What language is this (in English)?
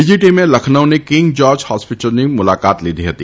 Gujarati